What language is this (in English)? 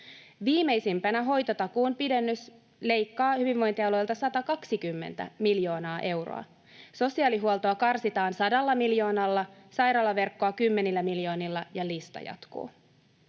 Finnish